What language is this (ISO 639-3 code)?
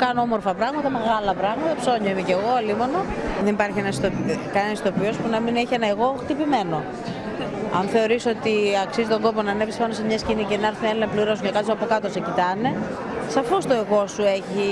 ell